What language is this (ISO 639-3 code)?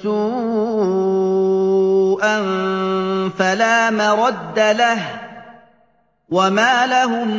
ara